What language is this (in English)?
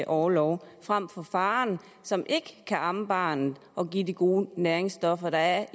Danish